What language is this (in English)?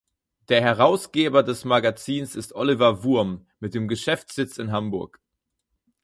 German